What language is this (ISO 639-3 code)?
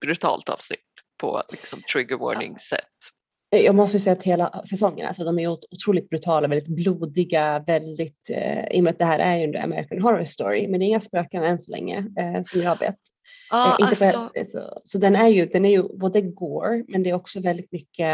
swe